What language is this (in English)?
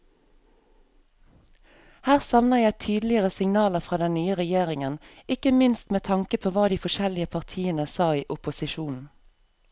Norwegian